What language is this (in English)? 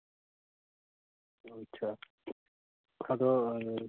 Santali